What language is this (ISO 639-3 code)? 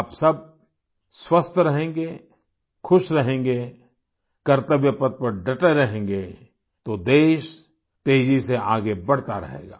hin